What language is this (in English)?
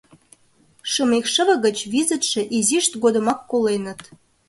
Mari